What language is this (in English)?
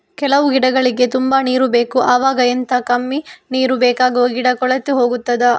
Kannada